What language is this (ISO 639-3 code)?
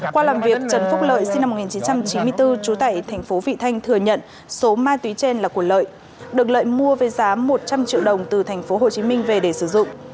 vie